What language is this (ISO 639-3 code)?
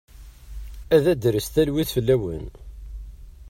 kab